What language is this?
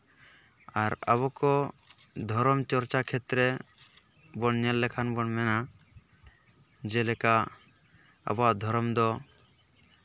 Santali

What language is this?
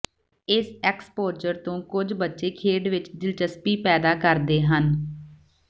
Punjabi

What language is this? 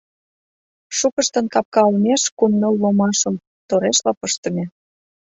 Mari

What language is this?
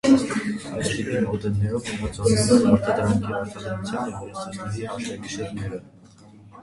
Armenian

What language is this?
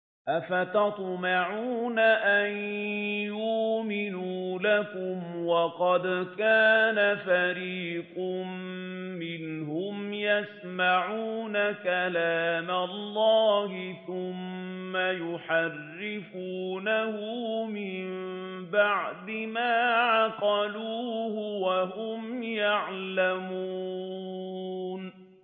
Arabic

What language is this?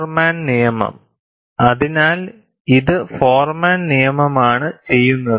Malayalam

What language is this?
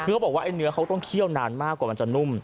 Thai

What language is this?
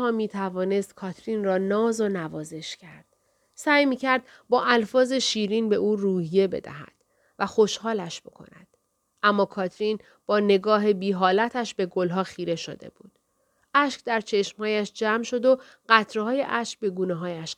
Persian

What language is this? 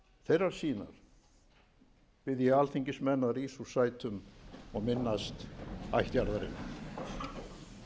Icelandic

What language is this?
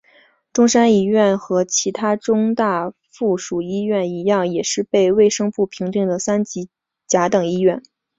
Chinese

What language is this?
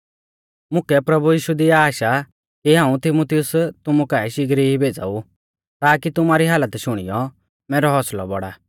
Mahasu Pahari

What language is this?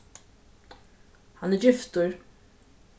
Faroese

